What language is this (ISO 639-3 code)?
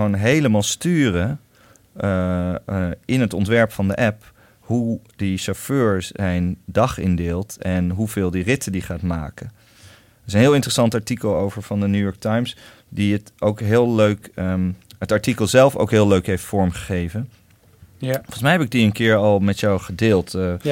nld